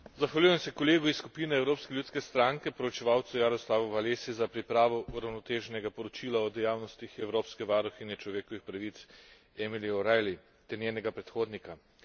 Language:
Slovenian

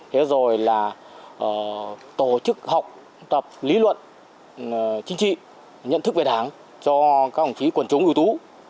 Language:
Vietnamese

